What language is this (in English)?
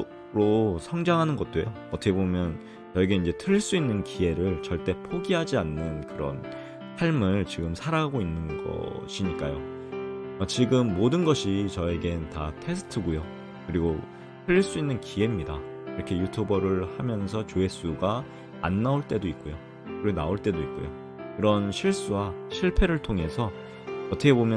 Korean